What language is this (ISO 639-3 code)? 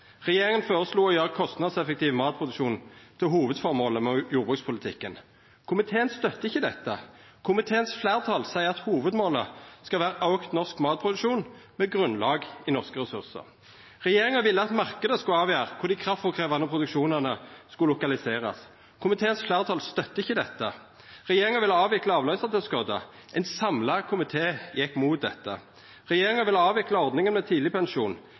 nno